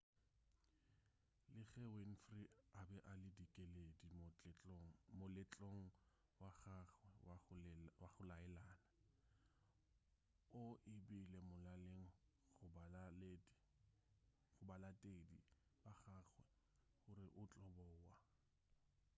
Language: Northern Sotho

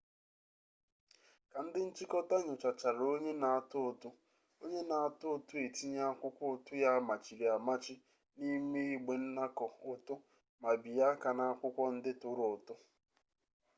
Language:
Igbo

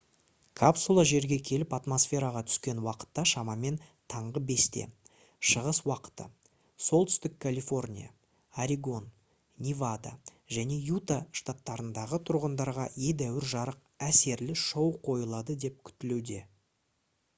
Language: Kazakh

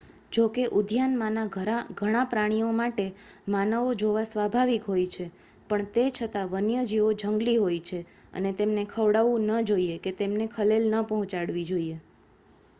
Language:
Gujarati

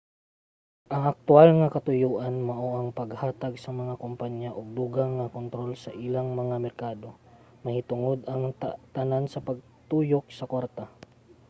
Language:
Cebuano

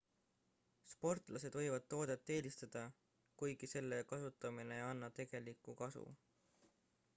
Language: Estonian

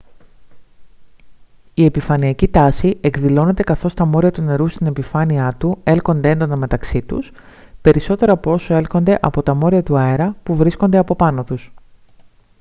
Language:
Greek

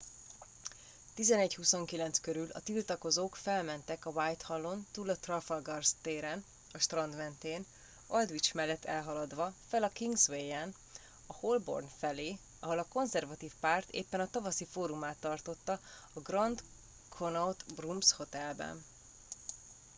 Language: Hungarian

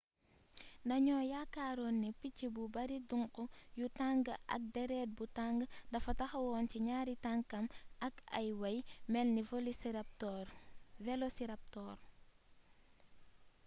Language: Wolof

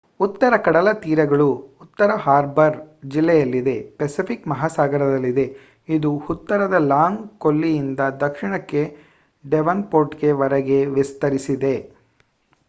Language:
Kannada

